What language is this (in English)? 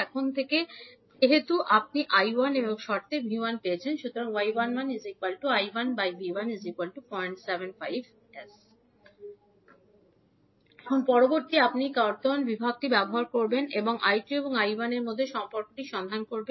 Bangla